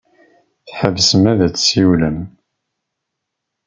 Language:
Kabyle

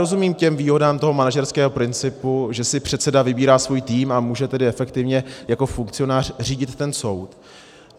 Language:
Czech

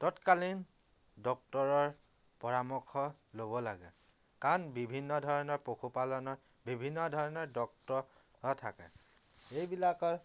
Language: Assamese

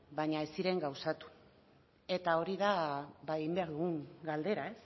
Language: Basque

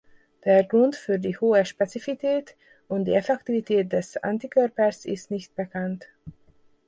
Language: German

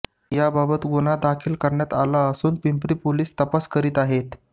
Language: Marathi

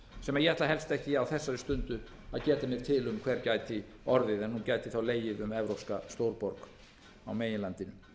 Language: Icelandic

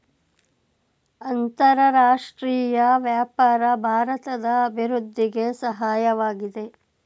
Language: Kannada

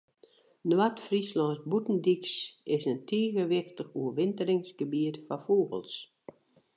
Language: Western Frisian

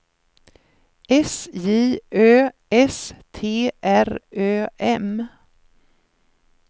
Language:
Swedish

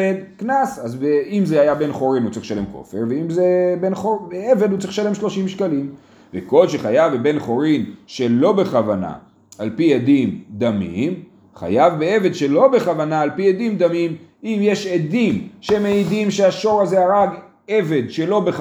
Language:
Hebrew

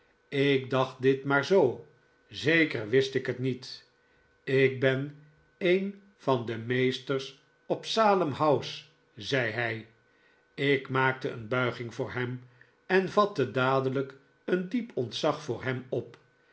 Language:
Dutch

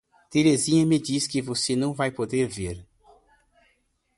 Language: Portuguese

